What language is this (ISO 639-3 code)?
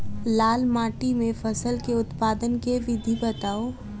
mai